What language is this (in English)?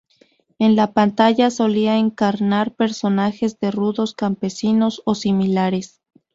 Spanish